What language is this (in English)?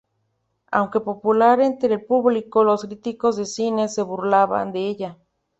Spanish